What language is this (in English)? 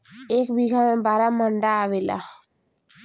Bhojpuri